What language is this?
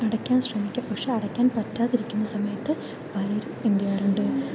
Malayalam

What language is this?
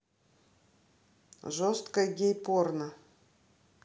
Russian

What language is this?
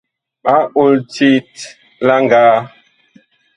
Bakoko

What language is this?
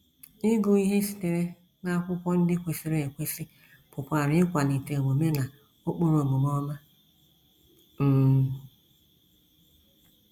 Igbo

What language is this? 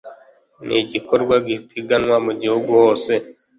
Kinyarwanda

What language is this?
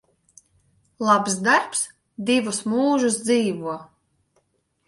Latvian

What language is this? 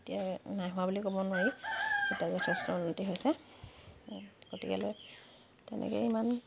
Assamese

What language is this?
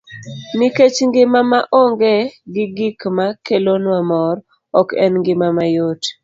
Luo (Kenya and Tanzania)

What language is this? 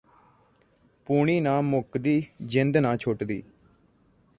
Punjabi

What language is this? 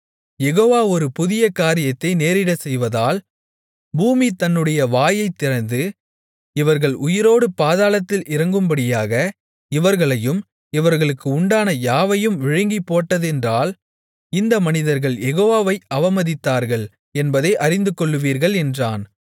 Tamil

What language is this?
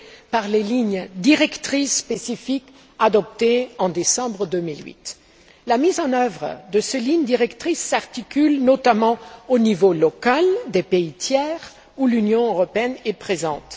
French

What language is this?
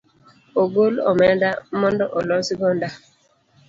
Luo (Kenya and Tanzania)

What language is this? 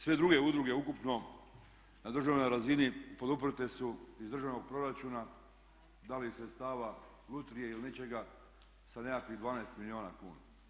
Croatian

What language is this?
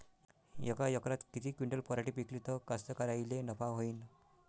Marathi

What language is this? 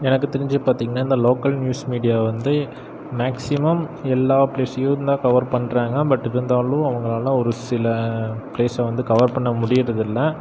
Tamil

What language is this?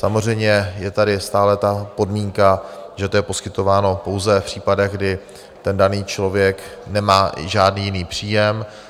Czech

